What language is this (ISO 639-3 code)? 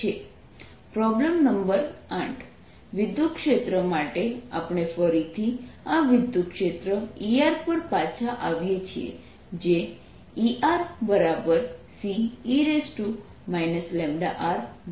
guj